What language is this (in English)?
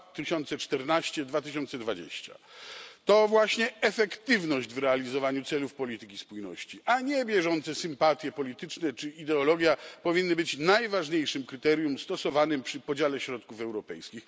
Polish